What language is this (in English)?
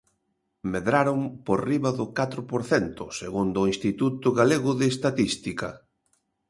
Galician